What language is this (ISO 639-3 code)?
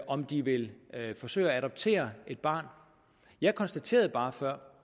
dan